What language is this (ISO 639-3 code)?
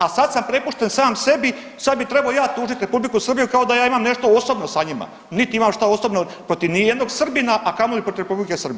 hrv